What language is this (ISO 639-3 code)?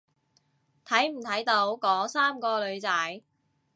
yue